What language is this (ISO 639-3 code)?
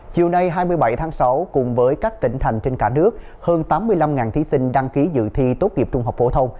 vie